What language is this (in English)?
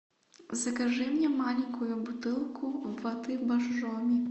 Russian